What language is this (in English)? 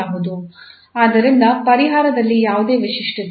Kannada